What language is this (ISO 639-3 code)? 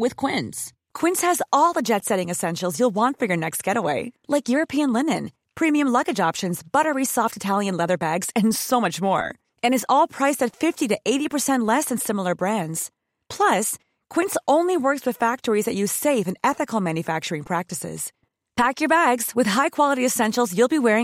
fil